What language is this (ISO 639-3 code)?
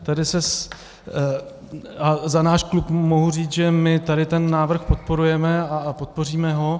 ces